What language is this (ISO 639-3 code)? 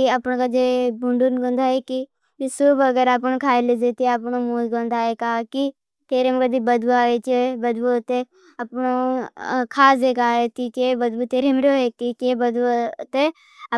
bhb